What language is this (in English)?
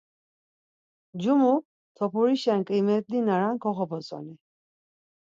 Laz